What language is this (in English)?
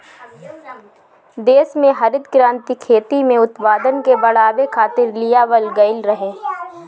Bhojpuri